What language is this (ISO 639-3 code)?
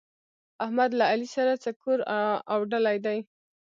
pus